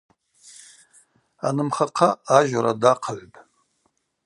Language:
Abaza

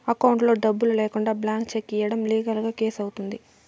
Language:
Telugu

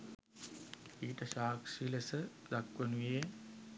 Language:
Sinhala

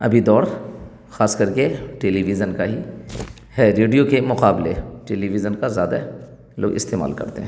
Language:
Urdu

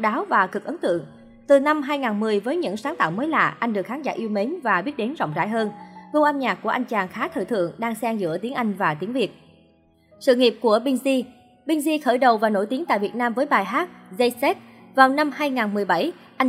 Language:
Vietnamese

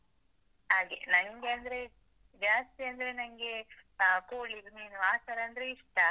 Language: Kannada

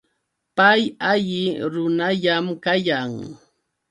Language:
Yauyos Quechua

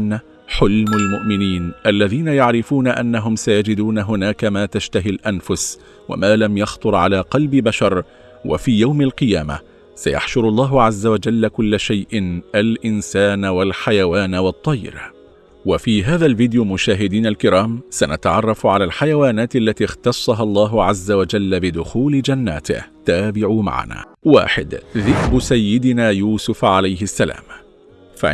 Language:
Arabic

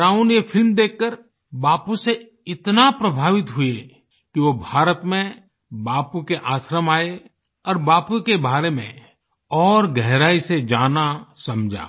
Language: Hindi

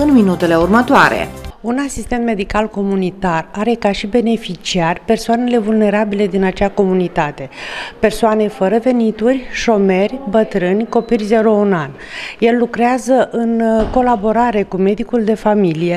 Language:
Romanian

